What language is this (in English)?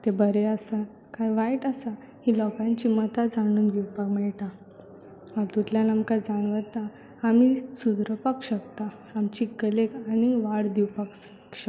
Konkani